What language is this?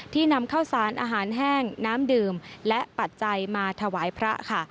Thai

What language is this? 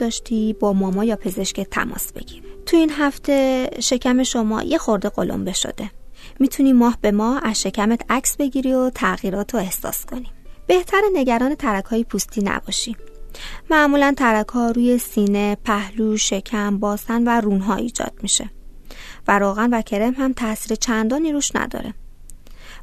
Persian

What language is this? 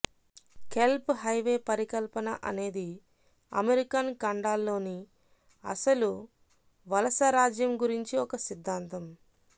Telugu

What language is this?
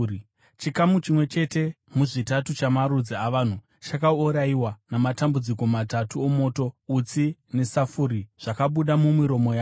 Shona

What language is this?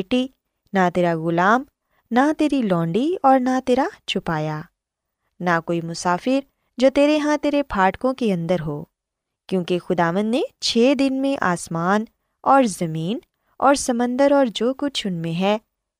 Urdu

